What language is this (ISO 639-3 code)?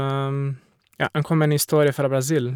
nor